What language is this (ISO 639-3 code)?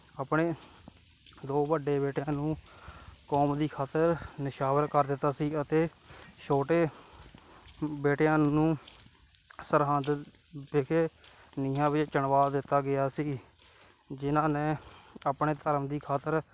pan